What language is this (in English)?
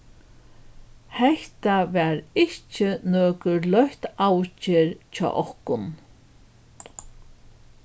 Faroese